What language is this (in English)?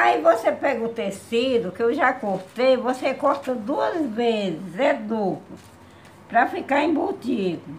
Portuguese